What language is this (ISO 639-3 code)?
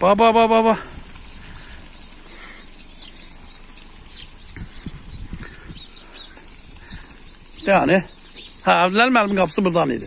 tur